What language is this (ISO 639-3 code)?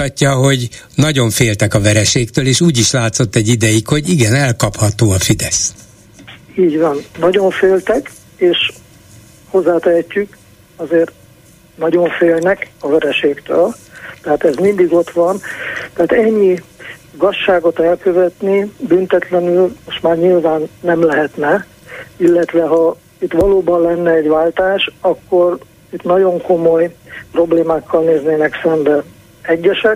hun